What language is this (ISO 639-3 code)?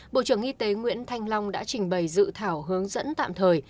vie